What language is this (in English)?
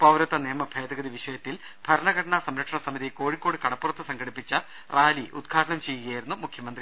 Malayalam